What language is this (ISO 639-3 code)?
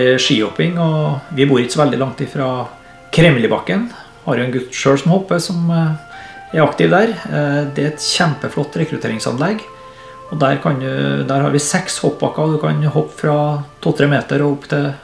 nor